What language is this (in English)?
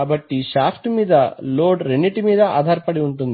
Telugu